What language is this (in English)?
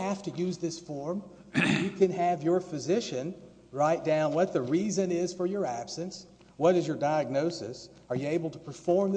English